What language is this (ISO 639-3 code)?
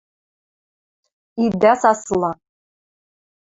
mrj